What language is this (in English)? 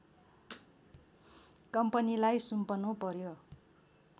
Nepali